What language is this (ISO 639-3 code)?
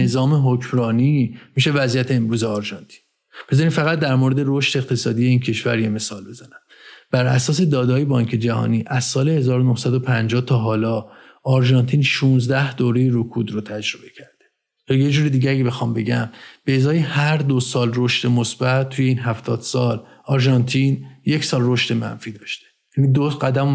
fas